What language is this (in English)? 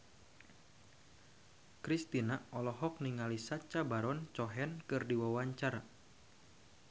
Sundanese